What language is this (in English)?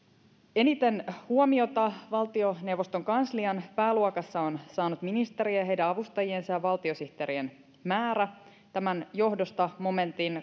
Finnish